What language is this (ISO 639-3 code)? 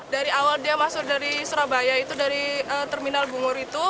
ind